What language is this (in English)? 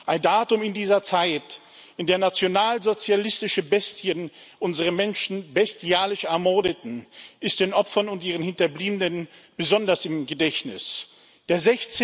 German